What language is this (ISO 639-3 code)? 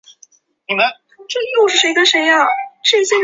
zho